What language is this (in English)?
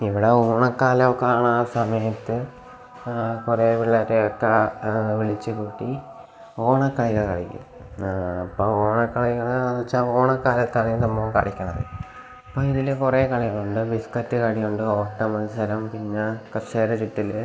Malayalam